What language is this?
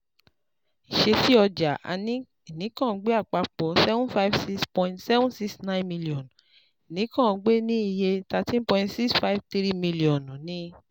Yoruba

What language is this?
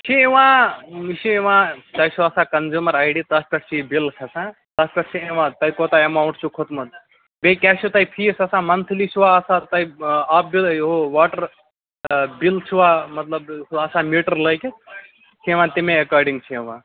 Kashmiri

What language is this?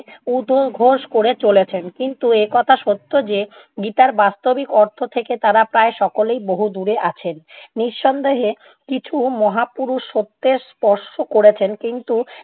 Bangla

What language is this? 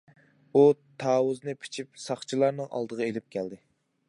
Uyghur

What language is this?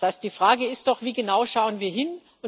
German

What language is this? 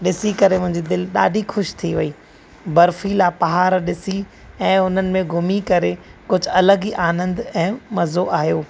Sindhi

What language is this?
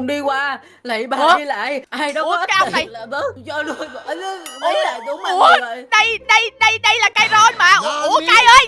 Vietnamese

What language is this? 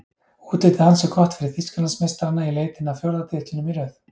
Icelandic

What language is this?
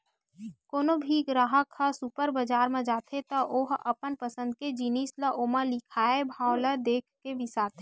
Chhattisgarhi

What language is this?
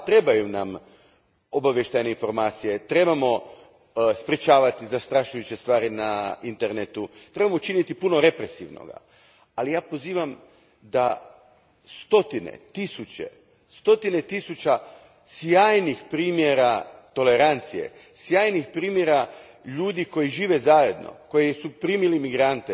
Croatian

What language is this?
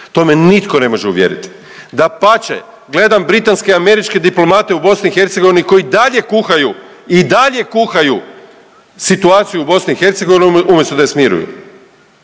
Croatian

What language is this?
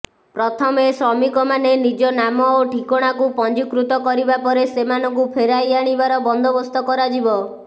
Odia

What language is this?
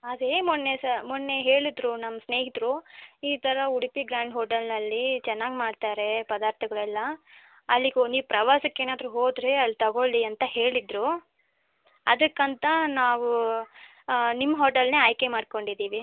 Kannada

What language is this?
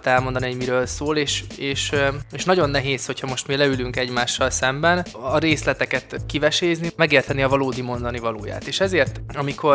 Hungarian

